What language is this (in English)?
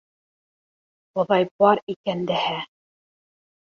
Bashkir